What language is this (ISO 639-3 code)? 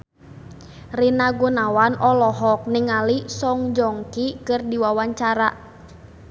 sun